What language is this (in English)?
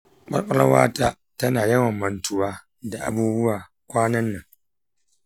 Hausa